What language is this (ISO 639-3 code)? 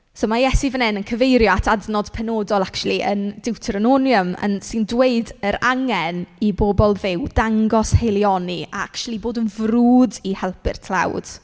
cym